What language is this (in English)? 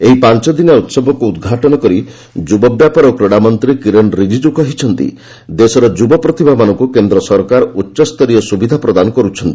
Odia